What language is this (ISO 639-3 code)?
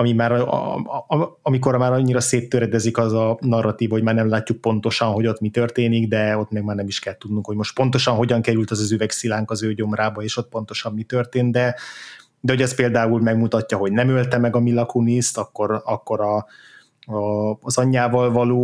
hun